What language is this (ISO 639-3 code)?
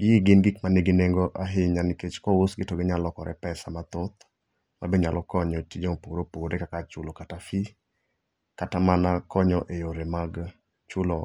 luo